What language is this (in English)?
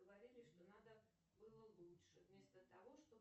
Russian